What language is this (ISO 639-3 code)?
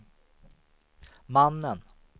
swe